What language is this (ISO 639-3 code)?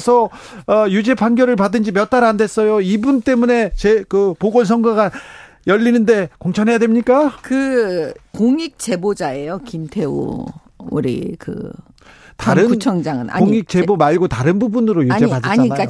kor